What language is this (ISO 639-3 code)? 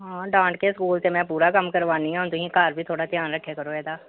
pan